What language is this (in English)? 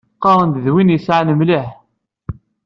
Kabyle